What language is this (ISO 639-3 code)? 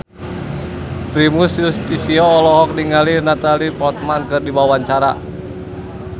sun